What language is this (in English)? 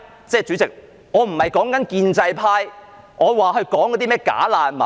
Cantonese